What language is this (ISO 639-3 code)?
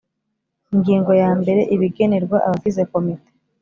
kin